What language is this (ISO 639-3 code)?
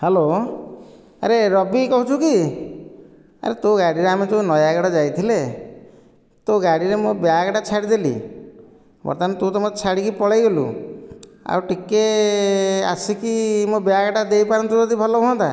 ori